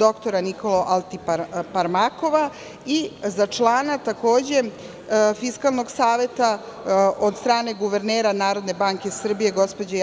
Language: Serbian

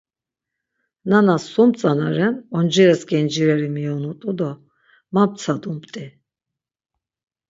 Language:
Laz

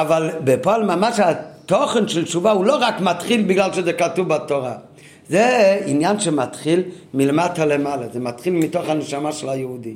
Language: Hebrew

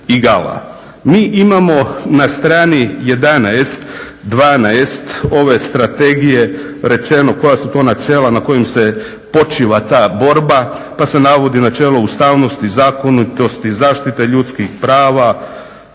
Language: Croatian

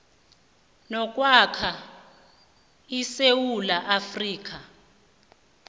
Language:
South Ndebele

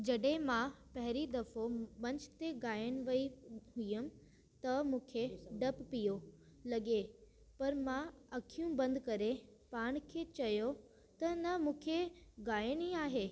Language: Sindhi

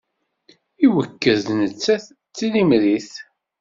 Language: Kabyle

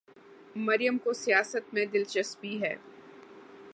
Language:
Urdu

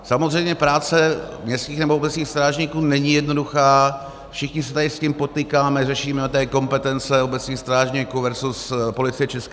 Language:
Czech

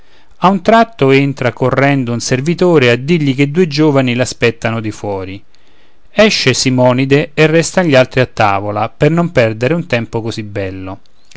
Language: Italian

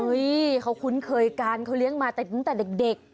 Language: Thai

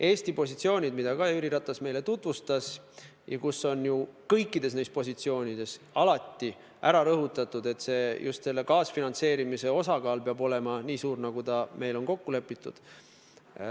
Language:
Estonian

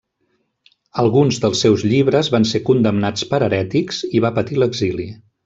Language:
Catalan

